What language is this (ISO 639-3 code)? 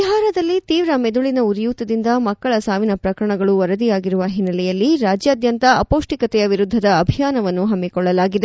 kan